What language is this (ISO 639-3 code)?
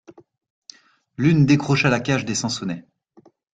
fra